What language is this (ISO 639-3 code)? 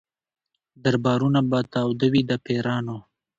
pus